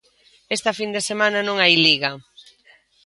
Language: Galician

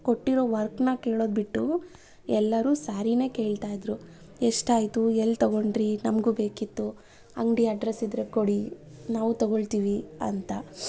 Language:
Kannada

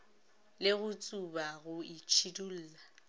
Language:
Northern Sotho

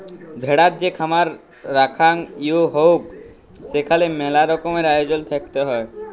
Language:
Bangla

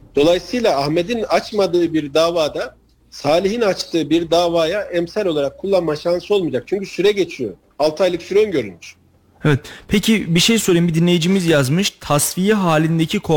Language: Turkish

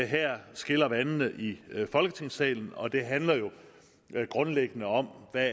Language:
Danish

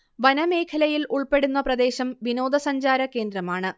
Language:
Malayalam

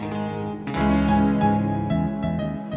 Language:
Indonesian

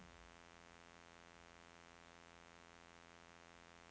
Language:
Norwegian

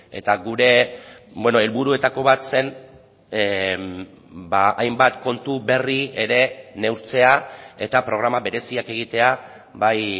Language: Basque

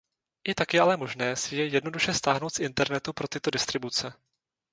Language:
Czech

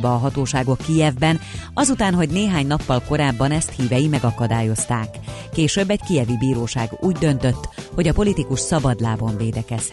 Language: Hungarian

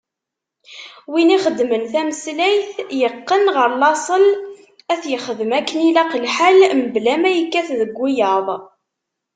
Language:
Kabyle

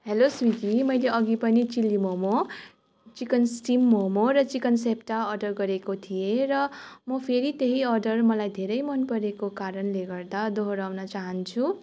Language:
Nepali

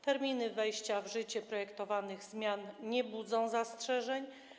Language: Polish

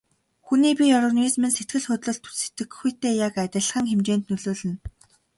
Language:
Mongolian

